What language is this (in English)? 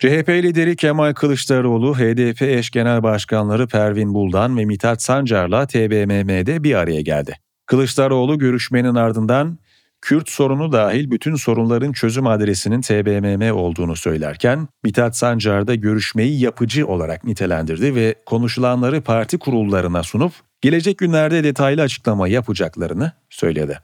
Turkish